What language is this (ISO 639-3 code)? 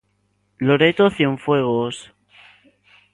glg